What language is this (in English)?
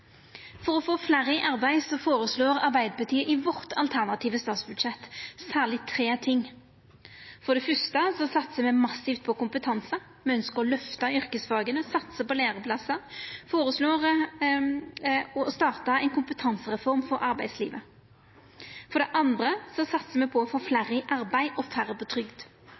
Norwegian Nynorsk